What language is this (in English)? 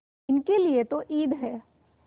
Hindi